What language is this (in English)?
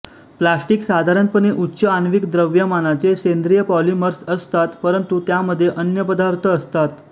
Marathi